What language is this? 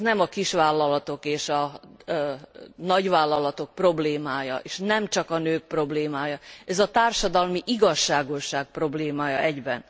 Hungarian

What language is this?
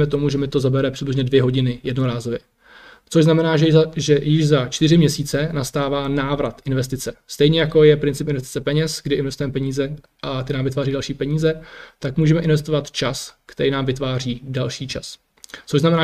Czech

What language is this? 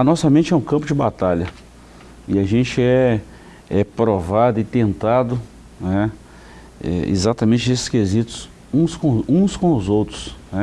Portuguese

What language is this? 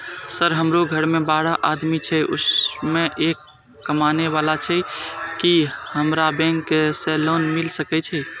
Maithili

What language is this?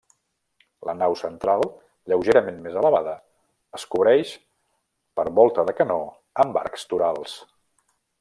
Catalan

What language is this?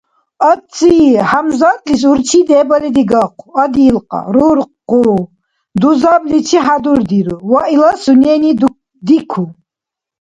Dargwa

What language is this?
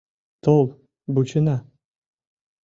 Mari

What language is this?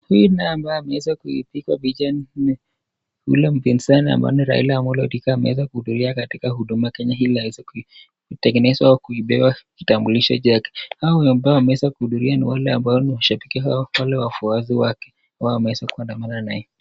Swahili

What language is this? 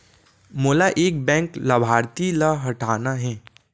Chhattisgarhi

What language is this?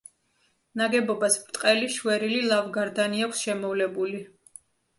Georgian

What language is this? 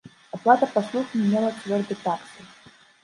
Belarusian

